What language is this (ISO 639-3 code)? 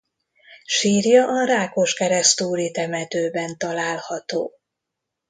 hun